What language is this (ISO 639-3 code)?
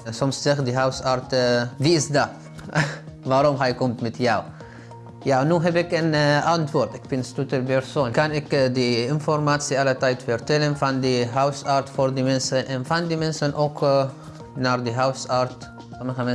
nld